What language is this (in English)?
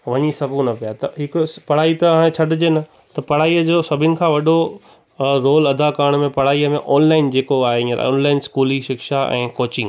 Sindhi